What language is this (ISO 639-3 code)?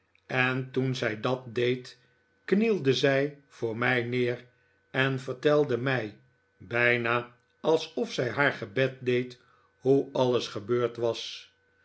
nld